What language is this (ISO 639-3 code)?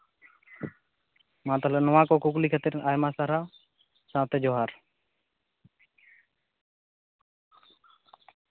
sat